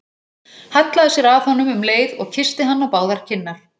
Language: Icelandic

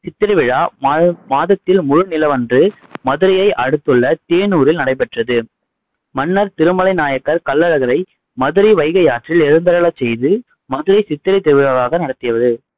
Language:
Tamil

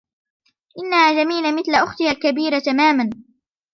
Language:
Arabic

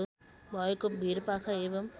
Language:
Nepali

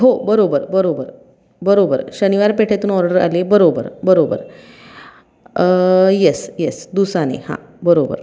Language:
Marathi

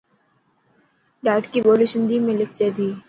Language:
Dhatki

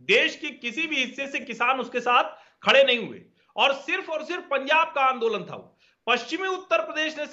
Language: Hindi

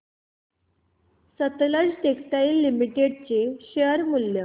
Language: Marathi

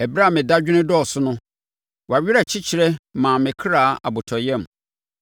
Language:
Akan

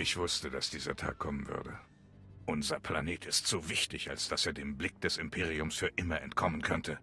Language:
German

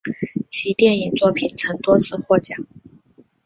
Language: Chinese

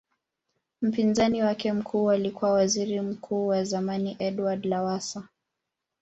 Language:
Swahili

